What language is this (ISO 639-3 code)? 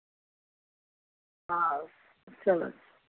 doi